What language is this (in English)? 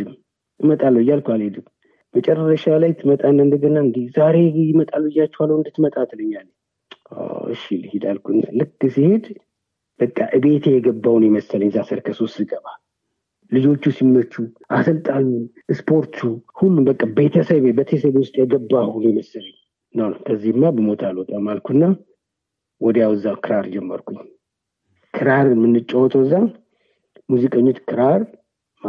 Amharic